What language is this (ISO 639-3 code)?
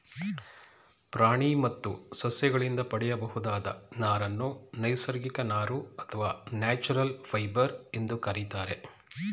kan